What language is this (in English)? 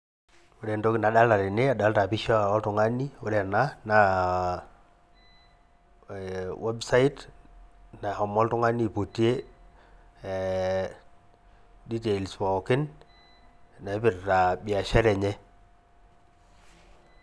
Masai